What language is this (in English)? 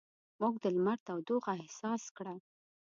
Pashto